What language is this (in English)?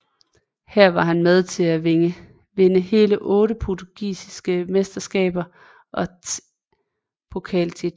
Danish